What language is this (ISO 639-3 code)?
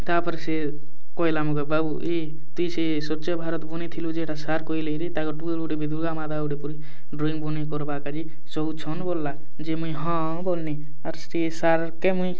ori